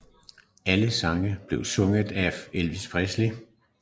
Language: Danish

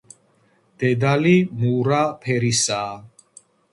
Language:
Georgian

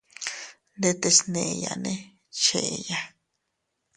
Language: Teutila Cuicatec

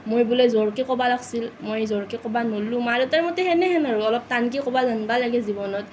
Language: Assamese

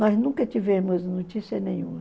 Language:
Portuguese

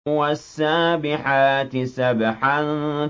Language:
Arabic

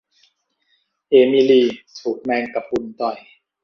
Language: Thai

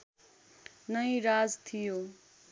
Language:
Nepali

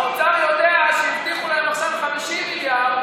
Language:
Hebrew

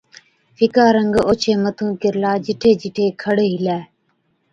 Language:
Od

